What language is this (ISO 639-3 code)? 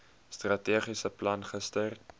afr